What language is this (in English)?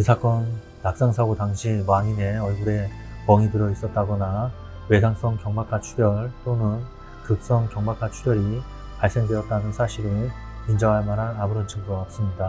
Korean